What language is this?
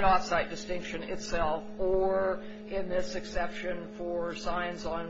English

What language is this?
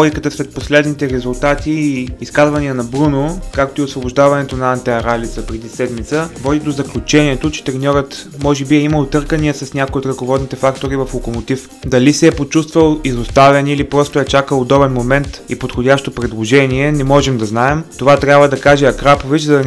Bulgarian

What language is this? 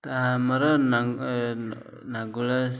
Odia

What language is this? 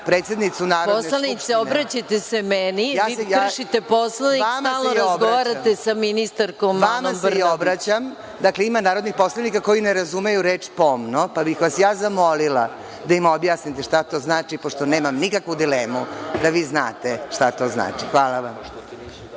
Serbian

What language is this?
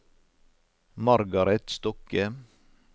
Norwegian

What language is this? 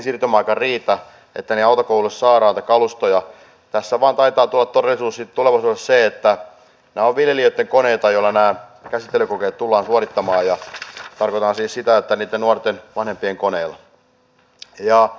Finnish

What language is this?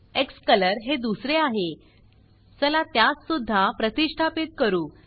Marathi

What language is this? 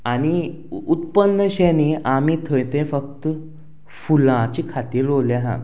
Konkani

